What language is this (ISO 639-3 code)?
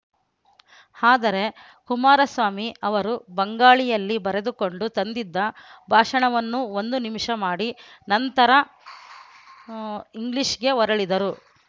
kan